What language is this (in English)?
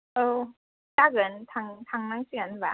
Bodo